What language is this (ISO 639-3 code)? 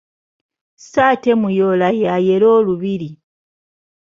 lug